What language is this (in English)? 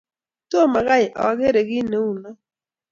Kalenjin